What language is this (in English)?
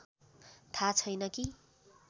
Nepali